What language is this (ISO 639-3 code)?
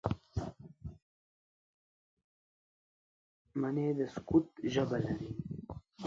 pus